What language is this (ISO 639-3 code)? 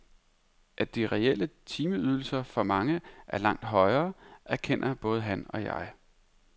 dan